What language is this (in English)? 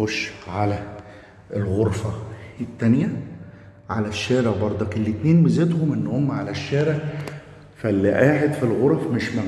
Arabic